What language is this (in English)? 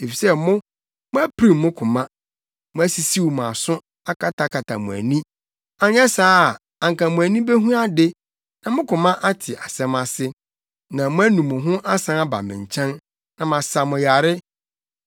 Akan